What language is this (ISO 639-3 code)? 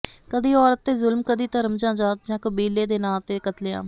pan